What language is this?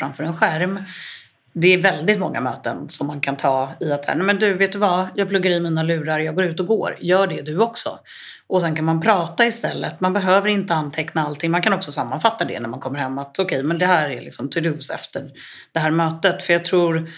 Swedish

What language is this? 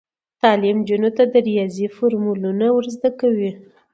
Pashto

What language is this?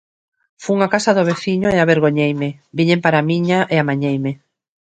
Galician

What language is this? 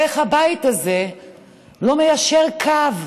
Hebrew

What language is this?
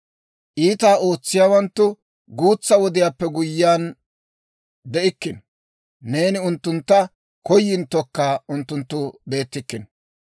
Dawro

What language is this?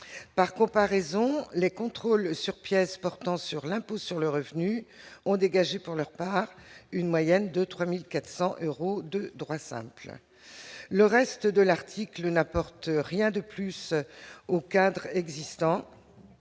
French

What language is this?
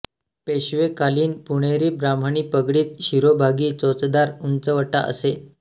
Marathi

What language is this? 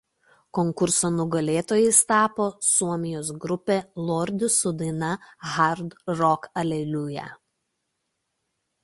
Lithuanian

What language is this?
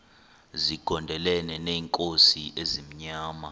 Xhosa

